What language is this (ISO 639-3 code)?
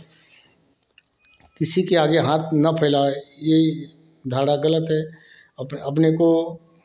hin